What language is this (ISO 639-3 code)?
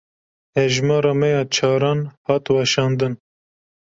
kur